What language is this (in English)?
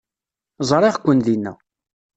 Kabyle